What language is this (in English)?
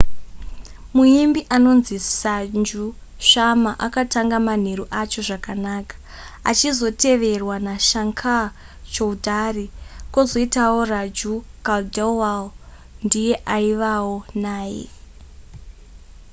Shona